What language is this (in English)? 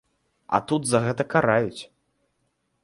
Belarusian